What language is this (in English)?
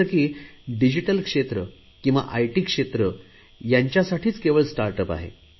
Marathi